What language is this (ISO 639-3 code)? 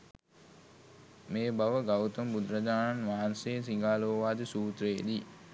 sin